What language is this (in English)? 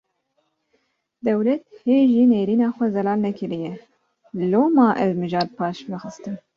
Kurdish